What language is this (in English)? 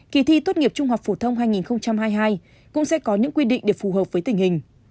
Vietnamese